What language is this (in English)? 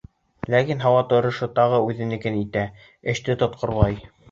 Bashkir